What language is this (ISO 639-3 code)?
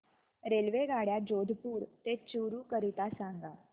mar